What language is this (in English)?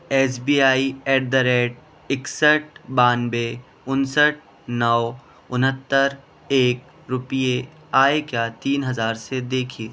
Urdu